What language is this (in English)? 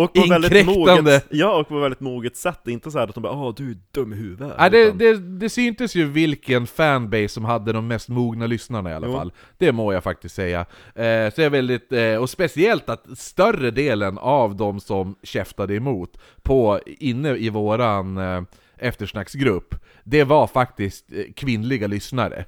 Swedish